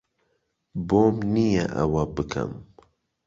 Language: Central Kurdish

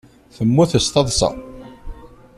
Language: Kabyle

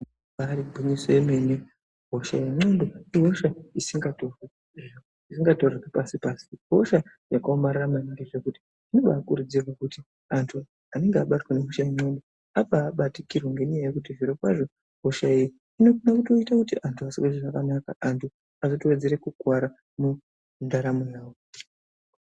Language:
Ndau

